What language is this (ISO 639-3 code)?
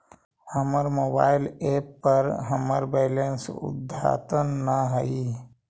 mag